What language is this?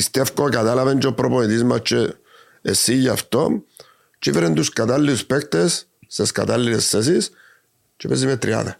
Greek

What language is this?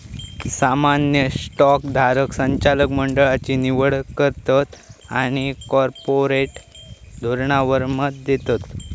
Marathi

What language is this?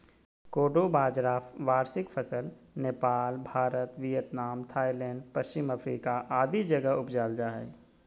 Magahi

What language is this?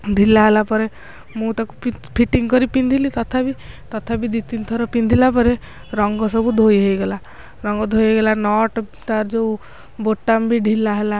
Odia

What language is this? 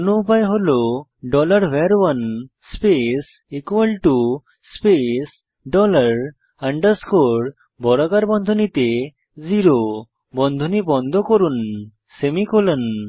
Bangla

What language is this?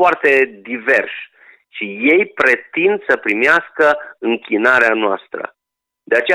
Romanian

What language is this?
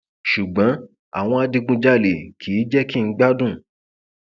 Yoruba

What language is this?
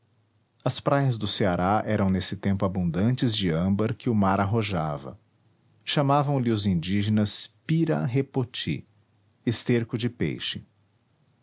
Portuguese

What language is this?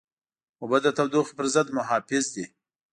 Pashto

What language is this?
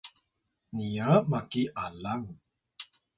Atayal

